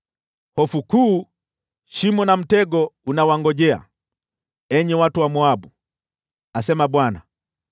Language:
Swahili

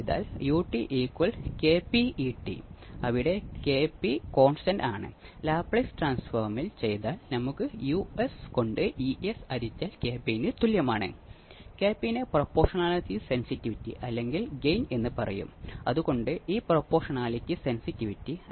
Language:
Malayalam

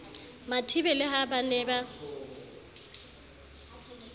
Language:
Southern Sotho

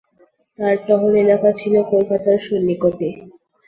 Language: Bangla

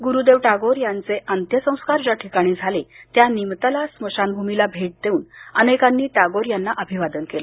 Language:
Marathi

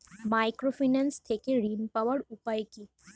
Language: Bangla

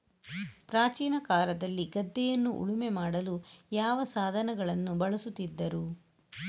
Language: Kannada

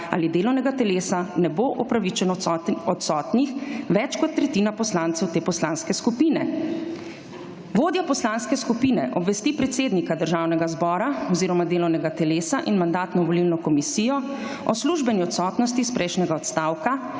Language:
Slovenian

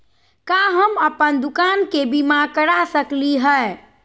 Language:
Magahi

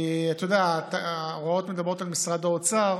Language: Hebrew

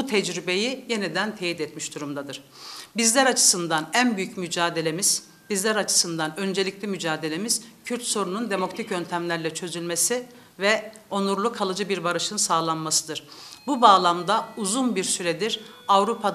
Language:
Turkish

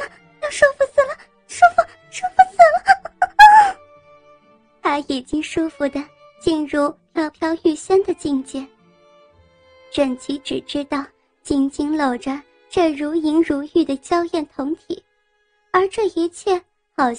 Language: Chinese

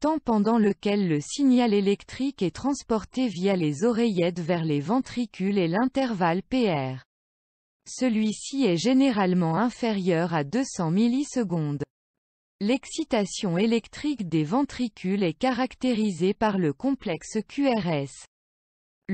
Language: French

